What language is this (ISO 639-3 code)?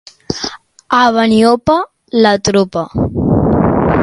cat